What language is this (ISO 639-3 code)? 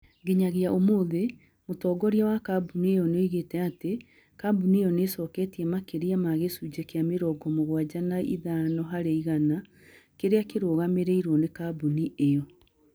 kik